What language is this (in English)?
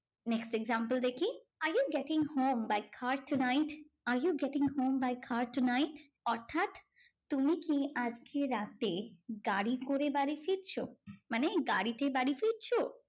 Bangla